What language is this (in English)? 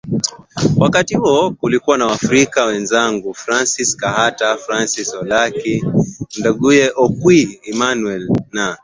Swahili